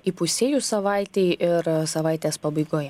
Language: Lithuanian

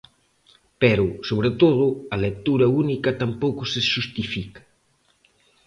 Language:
Galician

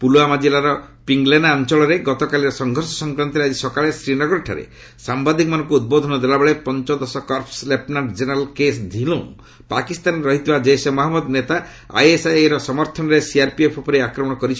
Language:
Odia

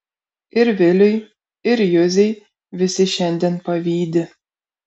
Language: Lithuanian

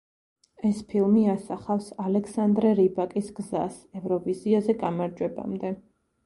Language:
Georgian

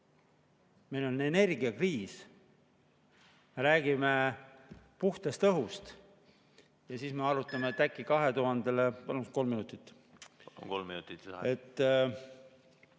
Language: Estonian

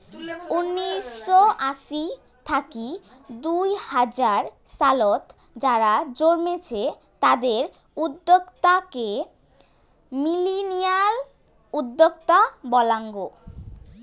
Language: Bangla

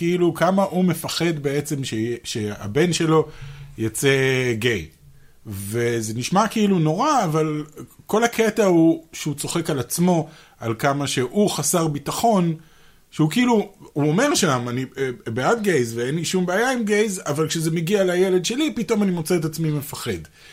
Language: Hebrew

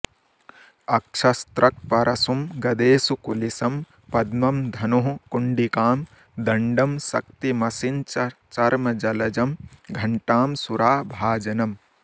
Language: Sanskrit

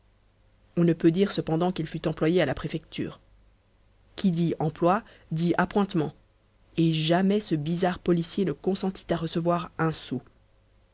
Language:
French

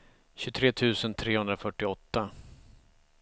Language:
Swedish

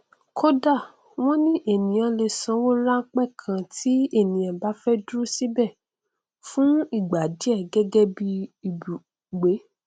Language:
Yoruba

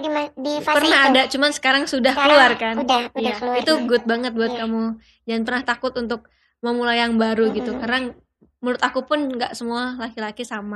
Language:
Indonesian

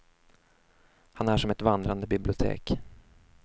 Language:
Swedish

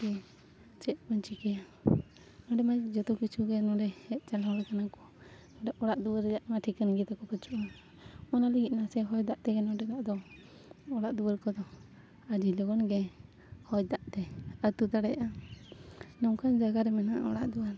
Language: Santali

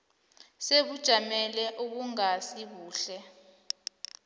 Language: South Ndebele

